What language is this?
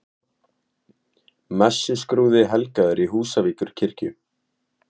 Icelandic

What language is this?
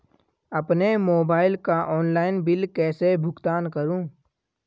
Hindi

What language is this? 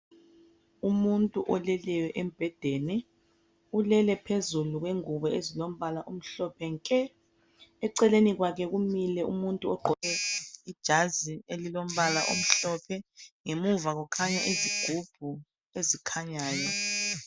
North Ndebele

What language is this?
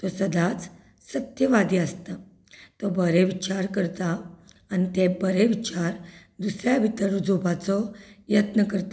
Konkani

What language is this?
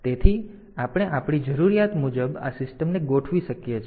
Gujarati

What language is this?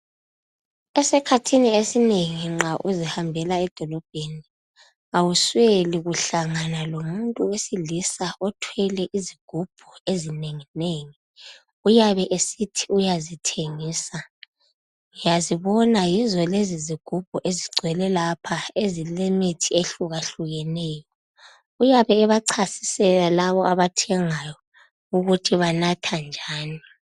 North Ndebele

